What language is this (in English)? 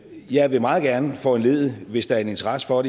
Danish